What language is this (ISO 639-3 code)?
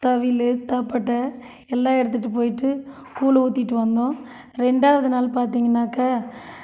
tam